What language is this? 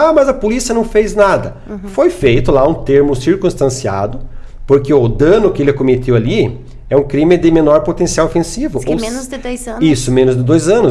Portuguese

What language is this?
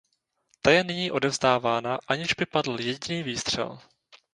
Czech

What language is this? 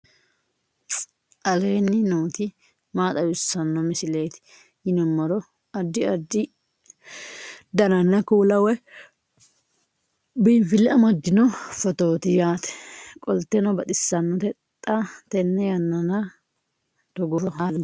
Sidamo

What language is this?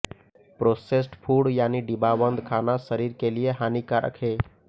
Hindi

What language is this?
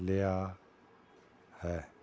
Punjabi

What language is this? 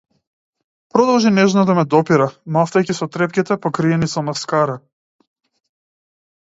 Macedonian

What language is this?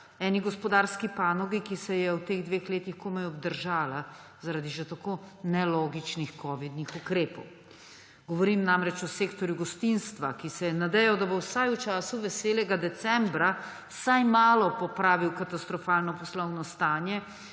Slovenian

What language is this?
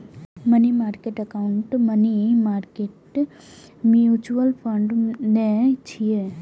Maithili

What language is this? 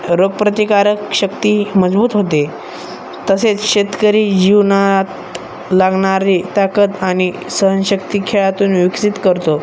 Marathi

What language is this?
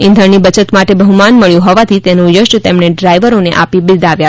Gujarati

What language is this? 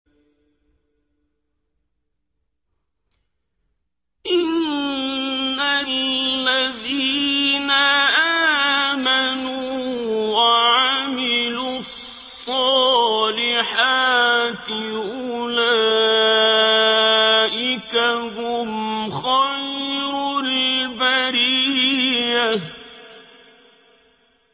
Arabic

